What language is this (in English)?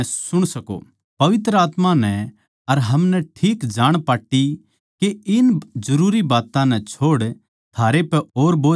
Haryanvi